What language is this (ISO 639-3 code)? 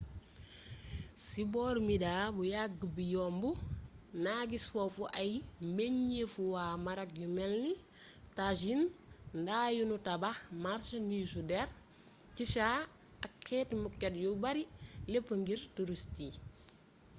wol